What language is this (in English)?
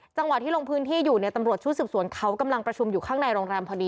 Thai